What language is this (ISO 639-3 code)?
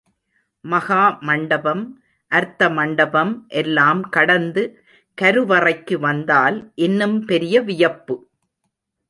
tam